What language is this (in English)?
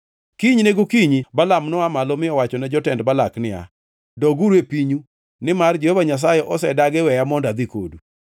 Luo (Kenya and Tanzania)